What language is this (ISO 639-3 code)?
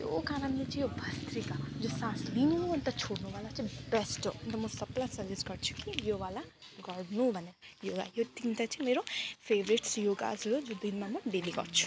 nep